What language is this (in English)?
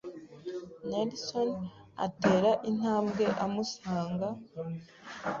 Kinyarwanda